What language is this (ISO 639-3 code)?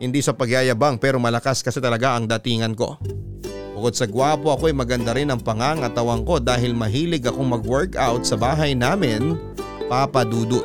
fil